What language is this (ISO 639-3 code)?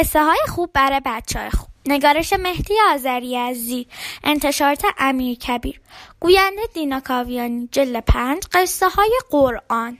fas